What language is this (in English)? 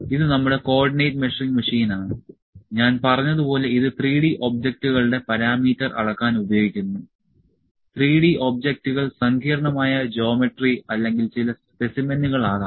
Malayalam